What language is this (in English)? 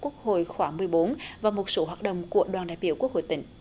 Vietnamese